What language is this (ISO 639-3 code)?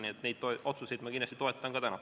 est